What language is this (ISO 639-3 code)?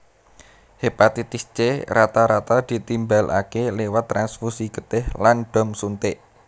jav